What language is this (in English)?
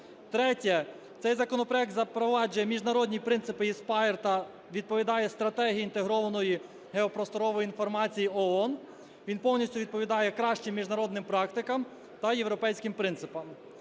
Ukrainian